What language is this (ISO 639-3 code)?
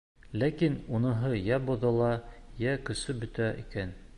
bak